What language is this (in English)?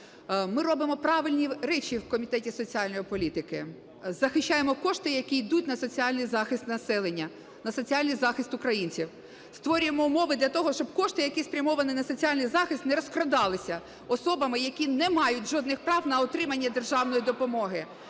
Ukrainian